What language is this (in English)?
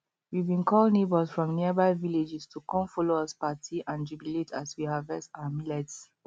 Nigerian Pidgin